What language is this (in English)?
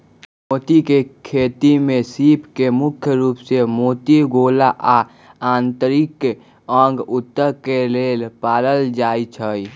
Magahi